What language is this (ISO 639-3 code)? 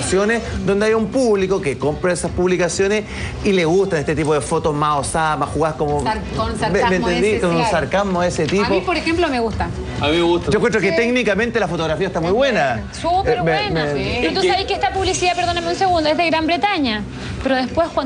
spa